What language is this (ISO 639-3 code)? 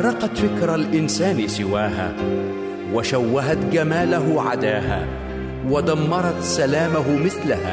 ara